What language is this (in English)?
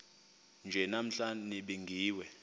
Xhosa